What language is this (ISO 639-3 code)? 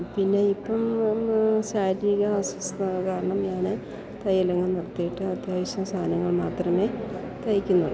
mal